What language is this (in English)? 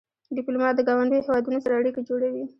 Pashto